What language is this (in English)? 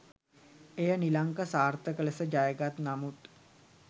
Sinhala